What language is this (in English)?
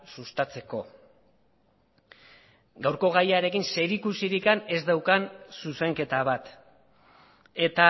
Basque